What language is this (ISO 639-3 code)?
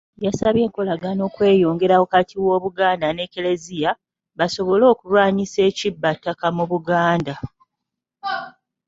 lug